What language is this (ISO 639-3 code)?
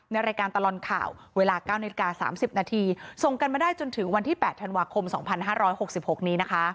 tha